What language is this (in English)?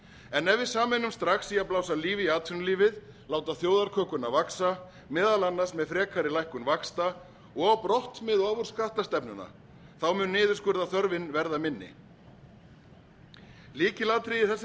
Icelandic